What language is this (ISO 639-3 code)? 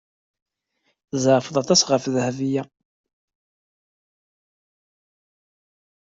kab